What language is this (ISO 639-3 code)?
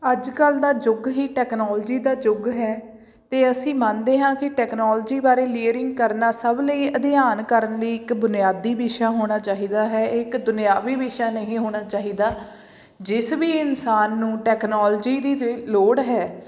pan